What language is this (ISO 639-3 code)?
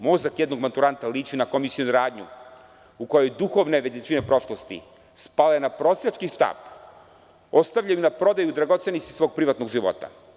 srp